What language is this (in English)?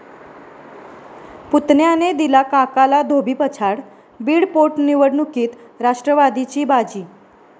Marathi